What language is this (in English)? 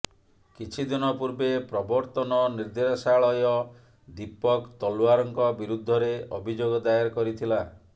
Odia